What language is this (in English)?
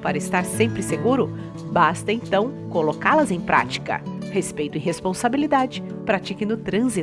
Portuguese